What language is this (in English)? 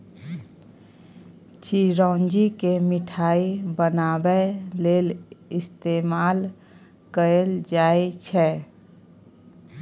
Maithili